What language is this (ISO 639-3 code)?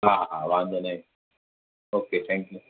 snd